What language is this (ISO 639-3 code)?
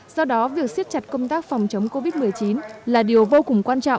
vie